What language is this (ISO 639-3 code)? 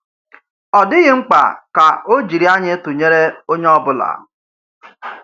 ibo